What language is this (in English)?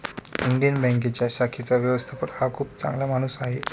Marathi